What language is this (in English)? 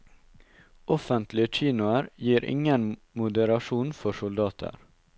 Norwegian